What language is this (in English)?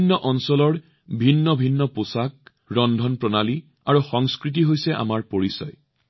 Assamese